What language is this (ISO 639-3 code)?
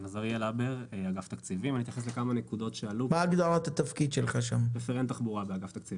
heb